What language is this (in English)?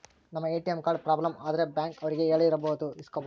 Kannada